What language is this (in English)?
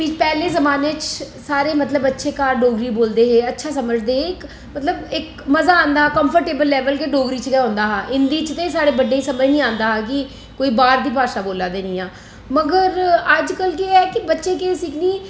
Dogri